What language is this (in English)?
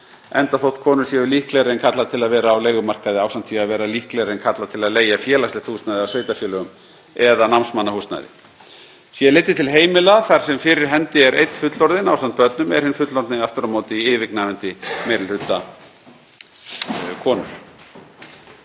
Icelandic